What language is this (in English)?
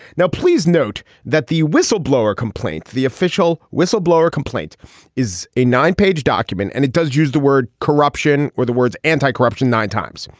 English